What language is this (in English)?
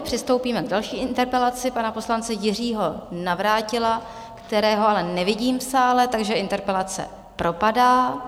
Czech